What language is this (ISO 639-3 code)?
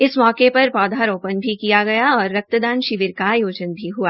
hin